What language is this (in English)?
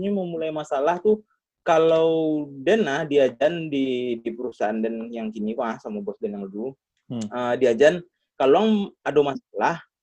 Indonesian